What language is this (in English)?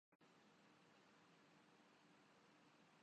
Urdu